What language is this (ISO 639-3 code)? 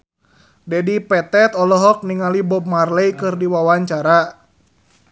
sun